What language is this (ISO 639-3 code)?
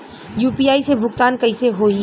bho